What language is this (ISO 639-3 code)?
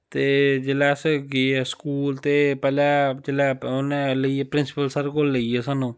doi